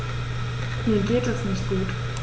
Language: German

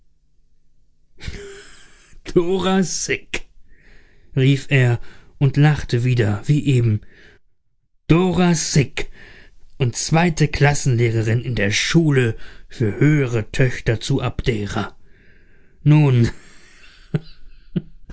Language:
German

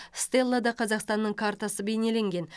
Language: Kazakh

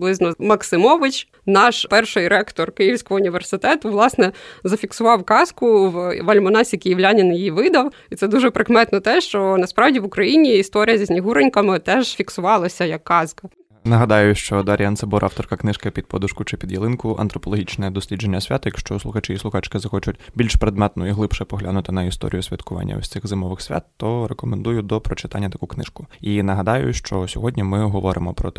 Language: Ukrainian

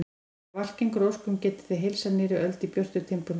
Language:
Icelandic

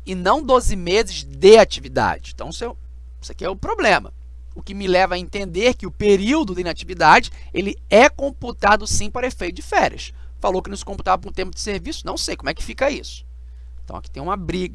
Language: Portuguese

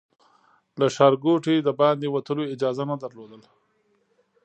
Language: Pashto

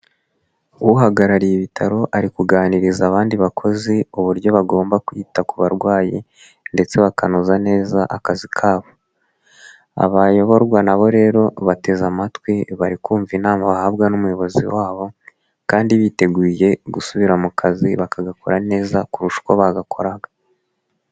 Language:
Kinyarwanda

